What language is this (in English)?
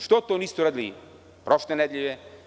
Serbian